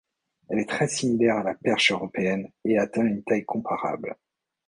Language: French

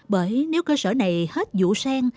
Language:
Vietnamese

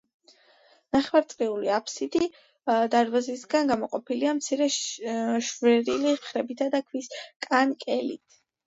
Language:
Georgian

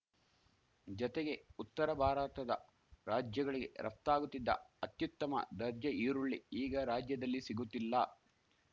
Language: Kannada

